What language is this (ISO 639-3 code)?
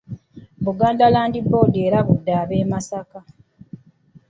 lug